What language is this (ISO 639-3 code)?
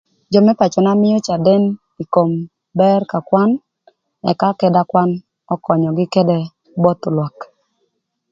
lth